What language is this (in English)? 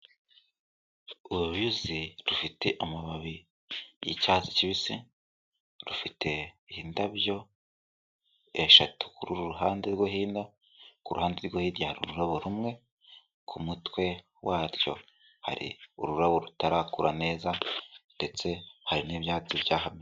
Kinyarwanda